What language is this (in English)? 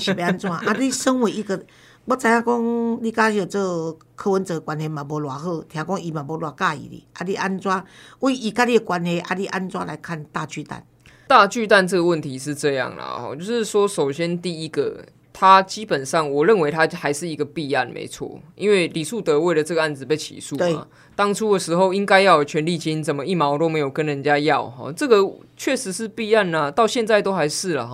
Chinese